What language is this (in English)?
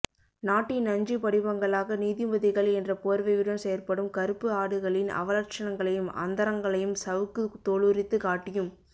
Tamil